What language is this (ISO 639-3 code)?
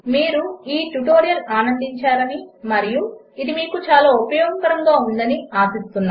tel